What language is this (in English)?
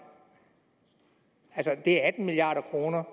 Danish